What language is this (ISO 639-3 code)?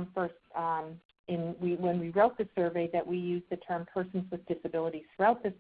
eng